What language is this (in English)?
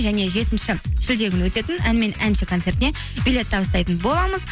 Kazakh